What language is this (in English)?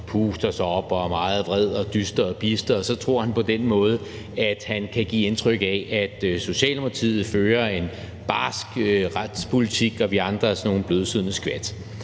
Danish